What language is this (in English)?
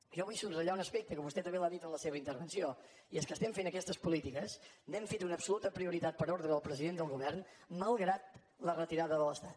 Catalan